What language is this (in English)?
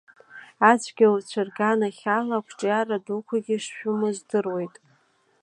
Abkhazian